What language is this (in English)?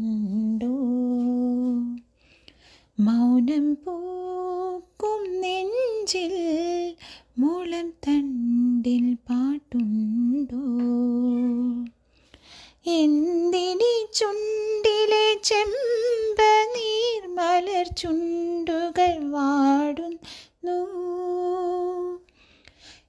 Malayalam